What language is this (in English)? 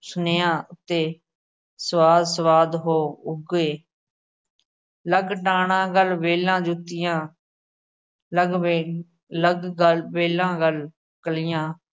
Punjabi